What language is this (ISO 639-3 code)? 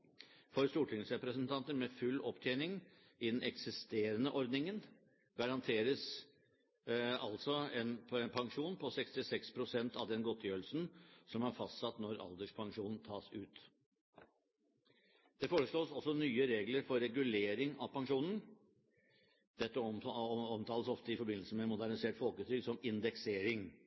nob